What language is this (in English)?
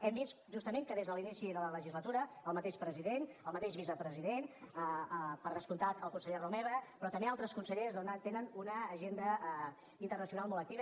Catalan